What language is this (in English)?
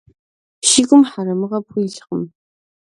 Kabardian